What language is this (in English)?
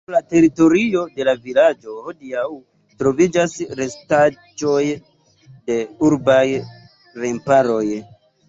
Esperanto